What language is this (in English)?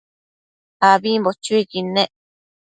Matsés